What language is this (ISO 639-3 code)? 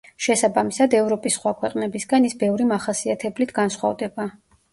kat